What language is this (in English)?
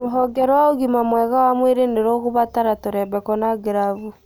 Kikuyu